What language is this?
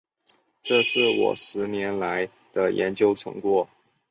Chinese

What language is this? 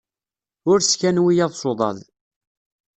Kabyle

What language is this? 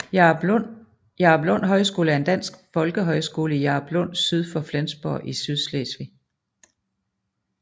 Danish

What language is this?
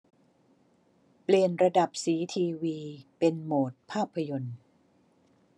Thai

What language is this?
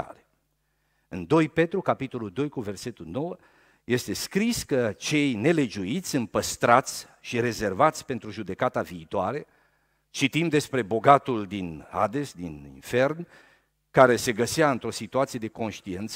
Romanian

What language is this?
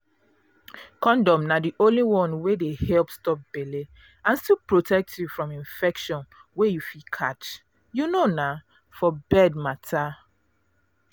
Nigerian Pidgin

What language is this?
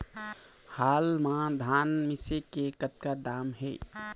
Chhattisgarhi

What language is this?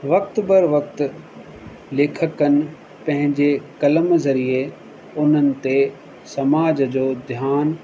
Sindhi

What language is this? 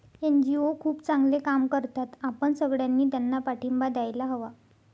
Marathi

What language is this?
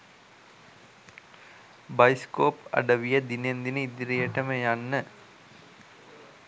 Sinhala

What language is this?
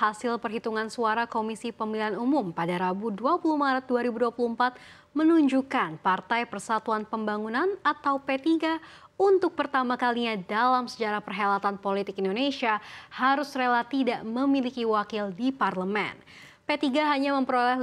Indonesian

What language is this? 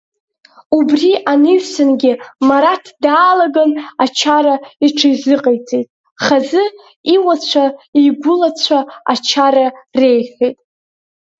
Abkhazian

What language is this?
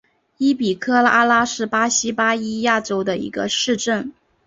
Chinese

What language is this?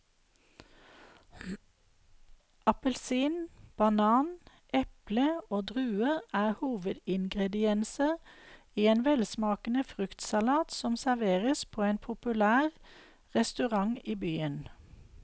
Norwegian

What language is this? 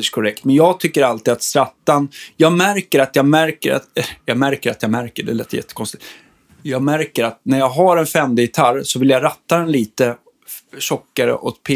Swedish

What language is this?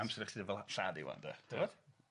Welsh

